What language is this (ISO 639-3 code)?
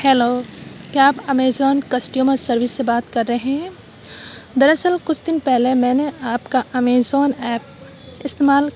urd